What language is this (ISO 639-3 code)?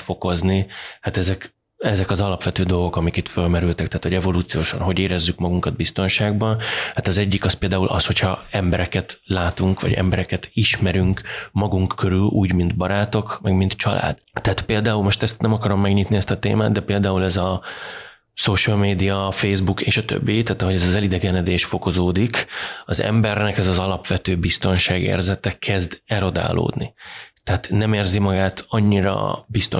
hun